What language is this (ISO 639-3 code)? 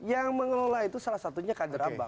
ind